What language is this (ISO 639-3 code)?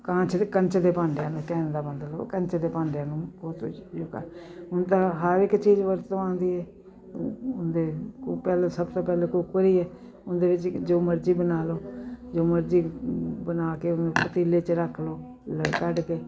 pan